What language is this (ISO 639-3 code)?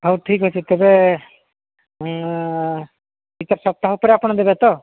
ori